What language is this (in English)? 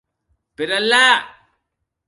Occitan